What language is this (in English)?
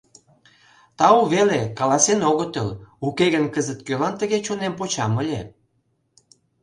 Mari